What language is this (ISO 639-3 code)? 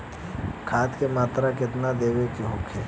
bho